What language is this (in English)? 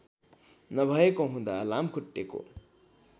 Nepali